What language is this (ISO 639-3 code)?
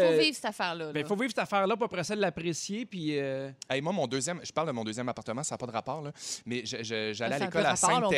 fra